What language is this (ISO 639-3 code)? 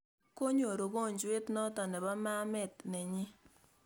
kln